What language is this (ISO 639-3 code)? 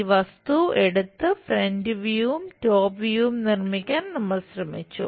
mal